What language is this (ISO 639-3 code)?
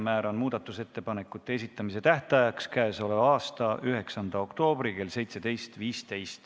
est